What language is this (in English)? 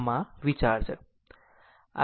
Gujarati